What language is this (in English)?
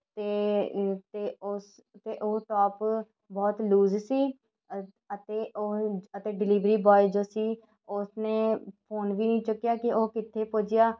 Punjabi